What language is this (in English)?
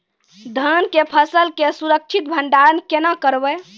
Maithili